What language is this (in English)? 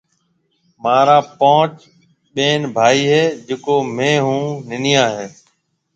Marwari (Pakistan)